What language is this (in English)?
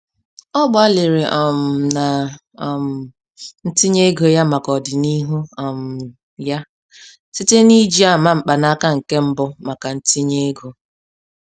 Igbo